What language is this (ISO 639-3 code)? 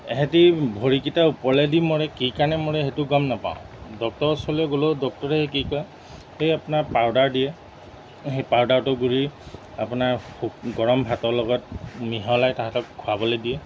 asm